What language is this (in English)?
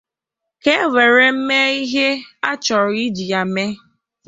Igbo